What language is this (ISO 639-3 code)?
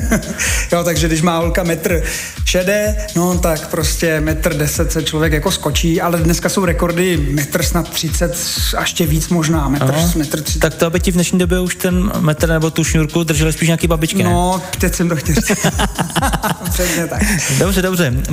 ces